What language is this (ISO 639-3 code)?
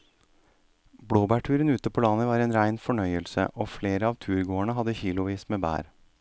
nor